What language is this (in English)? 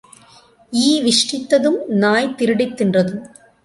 Tamil